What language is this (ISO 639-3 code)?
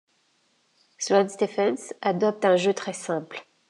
fra